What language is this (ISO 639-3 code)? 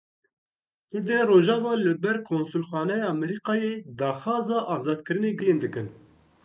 kur